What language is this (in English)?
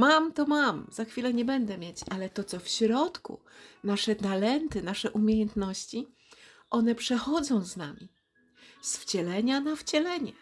Polish